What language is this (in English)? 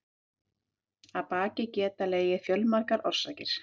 Icelandic